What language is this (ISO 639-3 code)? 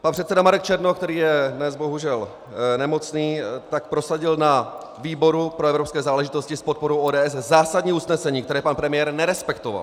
ces